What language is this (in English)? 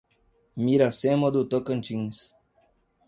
Portuguese